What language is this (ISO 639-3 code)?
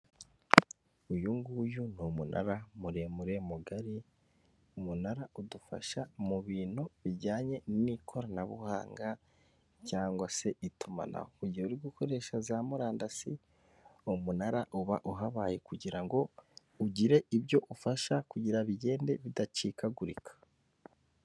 kin